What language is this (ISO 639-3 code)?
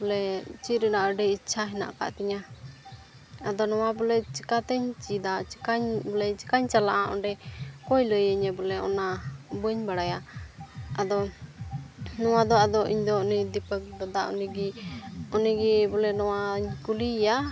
sat